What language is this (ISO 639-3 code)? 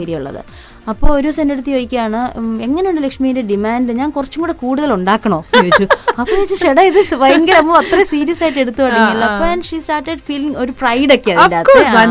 mal